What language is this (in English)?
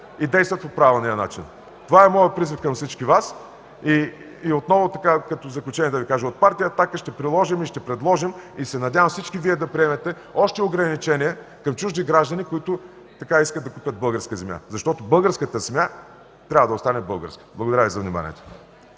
Bulgarian